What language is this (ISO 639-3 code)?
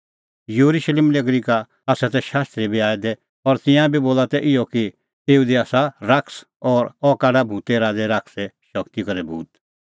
kfx